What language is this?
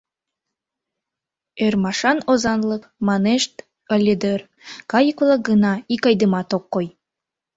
Mari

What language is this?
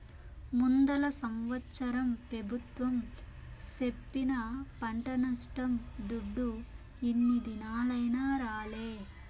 Telugu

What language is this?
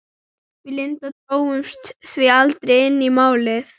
Icelandic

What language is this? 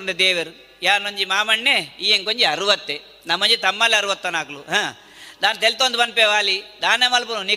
Kannada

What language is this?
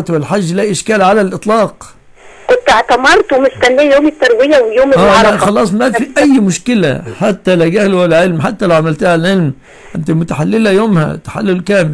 Arabic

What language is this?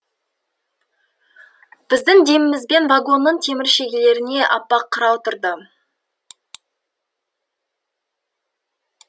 Kazakh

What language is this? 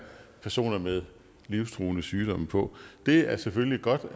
Danish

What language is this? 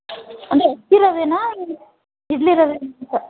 Kannada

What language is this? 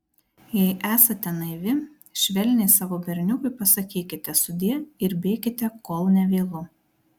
Lithuanian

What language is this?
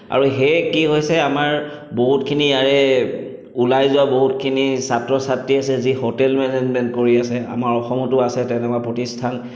Assamese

